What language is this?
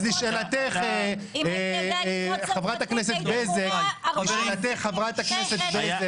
Hebrew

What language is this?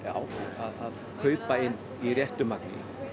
Icelandic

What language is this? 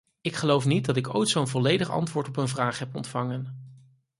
Dutch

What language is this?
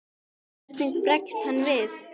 Icelandic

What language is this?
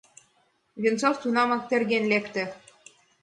Mari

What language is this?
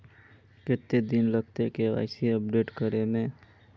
Magahi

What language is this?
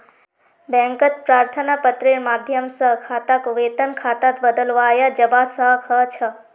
Magahi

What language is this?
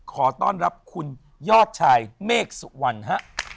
Thai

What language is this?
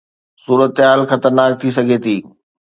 Sindhi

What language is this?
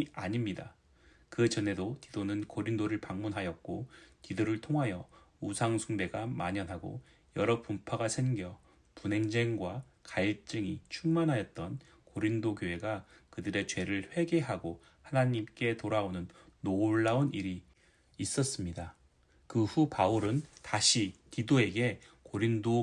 Korean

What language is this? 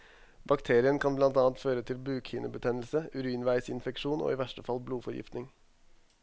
Norwegian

